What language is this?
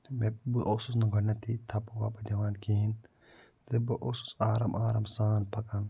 Kashmiri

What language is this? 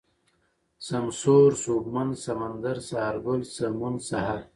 Pashto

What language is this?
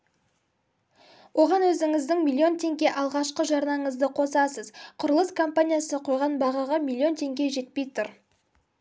Kazakh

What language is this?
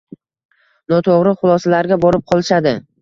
Uzbek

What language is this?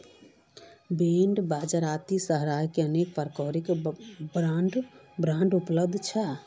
Magahi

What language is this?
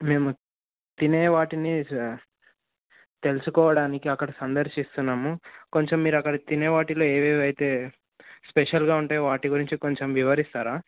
Telugu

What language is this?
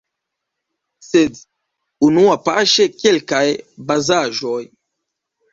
Esperanto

